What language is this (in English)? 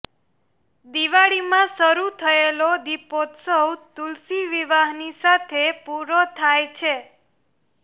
Gujarati